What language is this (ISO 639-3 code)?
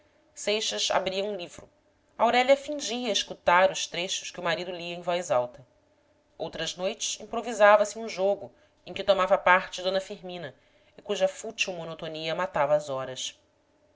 por